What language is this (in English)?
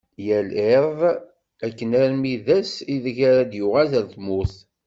Kabyle